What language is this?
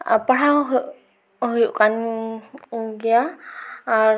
Santali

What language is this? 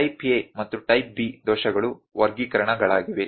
Kannada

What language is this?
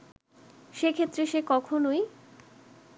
Bangla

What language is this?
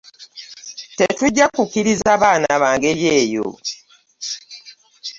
Ganda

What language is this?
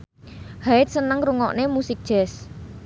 Javanese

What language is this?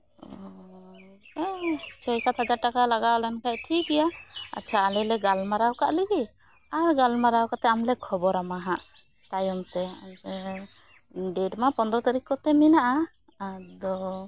Santali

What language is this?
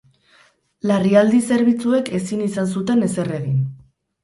Basque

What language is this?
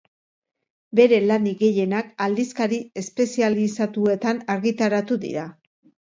Basque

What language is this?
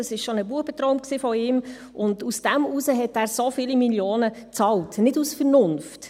Swiss German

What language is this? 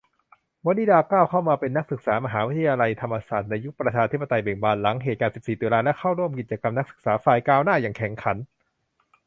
Thai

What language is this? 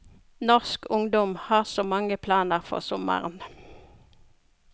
Norwegian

